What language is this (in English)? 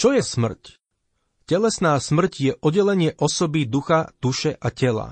Slovak